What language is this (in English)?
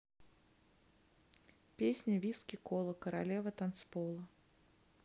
Russian